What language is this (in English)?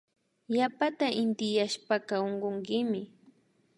Imbabura Highland Quichua